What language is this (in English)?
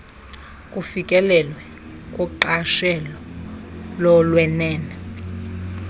Xhosa